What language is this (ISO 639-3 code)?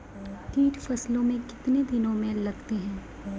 mai